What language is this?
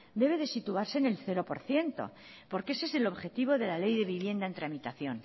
Spanish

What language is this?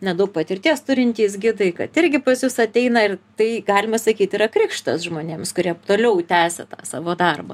Lithuanian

